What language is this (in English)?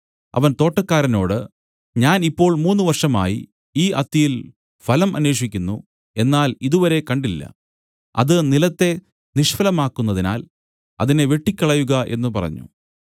Malayalam